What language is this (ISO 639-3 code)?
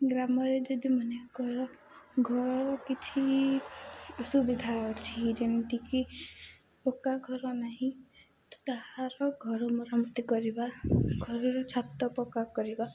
ori